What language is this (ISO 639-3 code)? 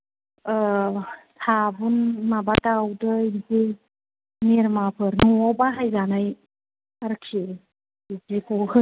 brx